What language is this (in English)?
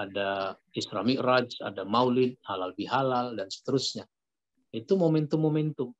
Indonesian